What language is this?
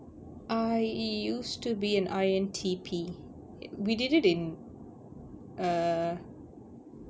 English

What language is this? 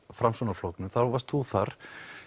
Icelandic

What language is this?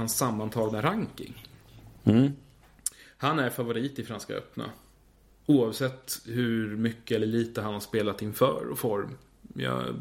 Swedish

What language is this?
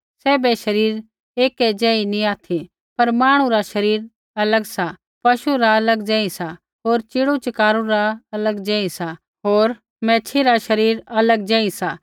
Kullu Pahari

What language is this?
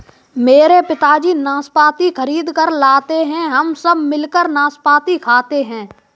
Hindi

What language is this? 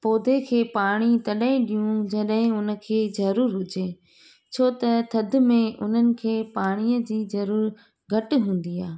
Sindhi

